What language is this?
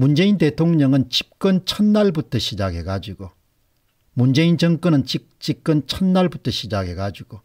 Korean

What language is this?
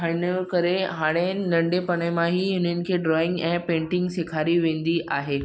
Sindhi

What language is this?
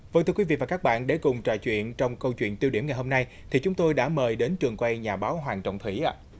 Vietnamese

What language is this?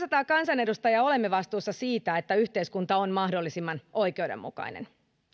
Finnish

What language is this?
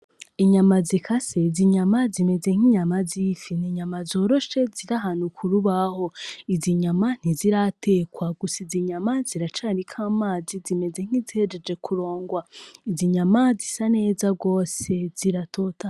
Rundi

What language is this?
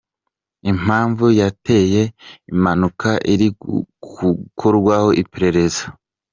Kinyarwanda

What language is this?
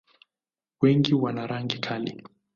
Swahili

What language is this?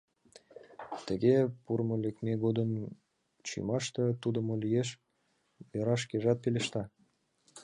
Mari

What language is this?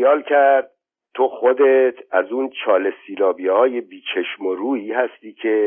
Persian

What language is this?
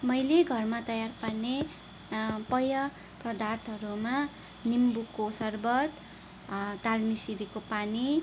Nepali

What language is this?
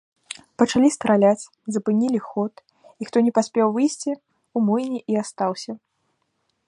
Belarusian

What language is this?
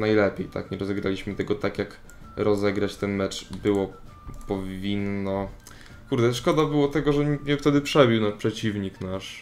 Polish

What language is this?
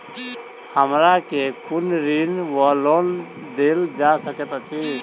Maithili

